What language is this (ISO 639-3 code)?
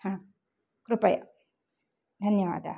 san